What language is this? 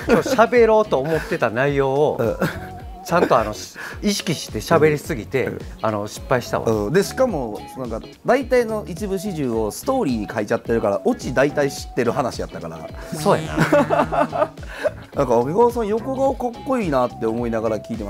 Japanese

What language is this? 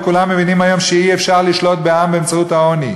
Hebrew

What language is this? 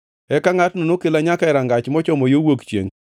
Luo (Kenya and Tanzania)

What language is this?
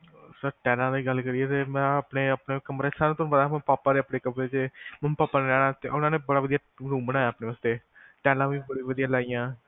Punjabi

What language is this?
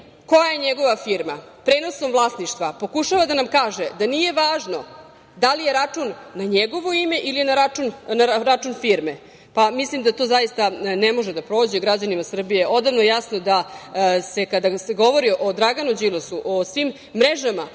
Serbian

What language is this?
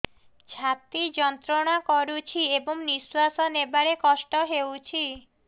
Odia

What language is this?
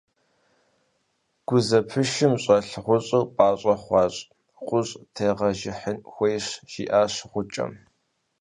Kabardian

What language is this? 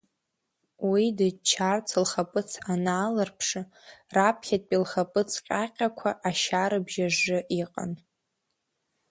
Abkhazian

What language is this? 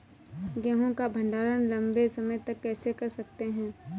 Hindi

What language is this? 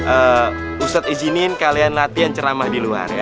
Indonesian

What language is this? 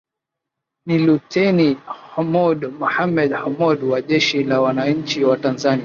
Swahili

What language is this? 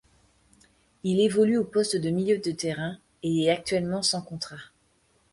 French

